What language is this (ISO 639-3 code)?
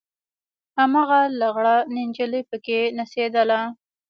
pus